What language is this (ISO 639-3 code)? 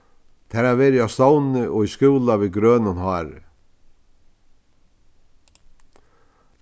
fao